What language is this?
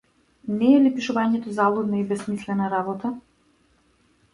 Macedonian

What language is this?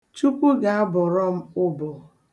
Igbo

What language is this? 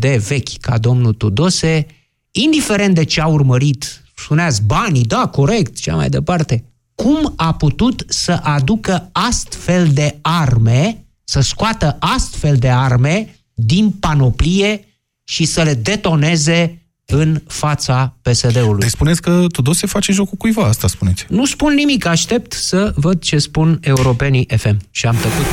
Romanian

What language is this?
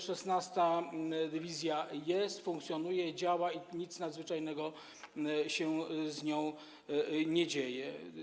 Polish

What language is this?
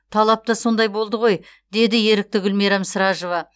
Kazakh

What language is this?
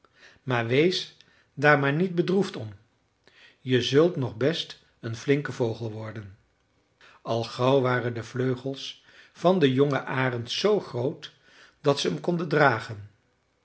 Dutch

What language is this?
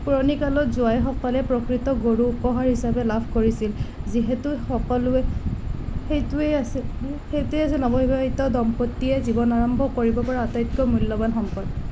Assamese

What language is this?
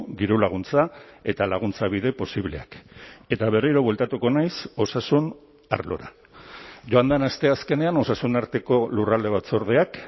Basque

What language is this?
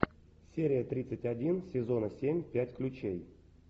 Russian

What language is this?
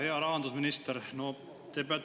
Estonian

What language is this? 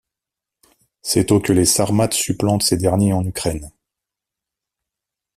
French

